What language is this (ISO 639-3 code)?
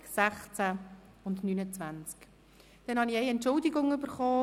gsw